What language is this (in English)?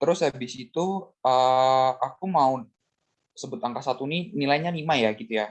Indonesian